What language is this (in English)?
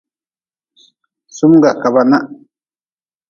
Nawdm